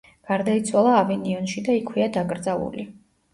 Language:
Georgian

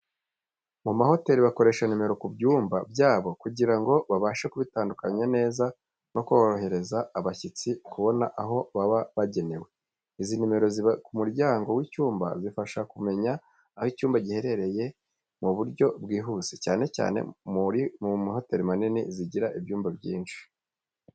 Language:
Kinyarwanda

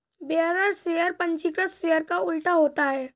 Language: Hindi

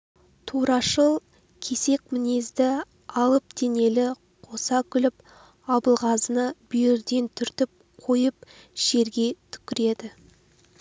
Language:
Kazakh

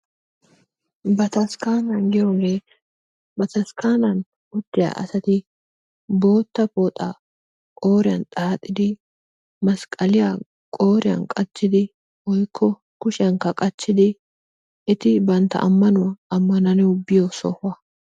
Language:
Wolaytta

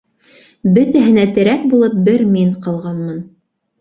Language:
Bashkir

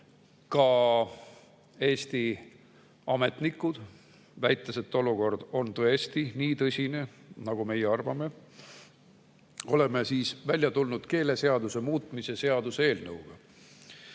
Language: Estonian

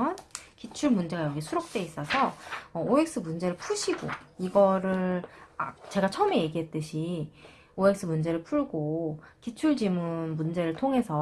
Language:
Korean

